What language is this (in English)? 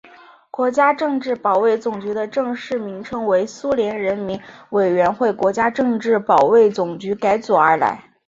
Chinese